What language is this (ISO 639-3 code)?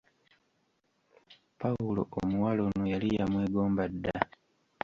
lug